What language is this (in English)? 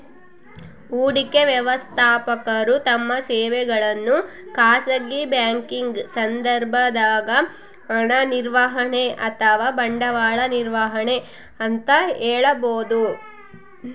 Kannada